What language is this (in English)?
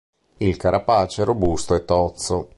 Italian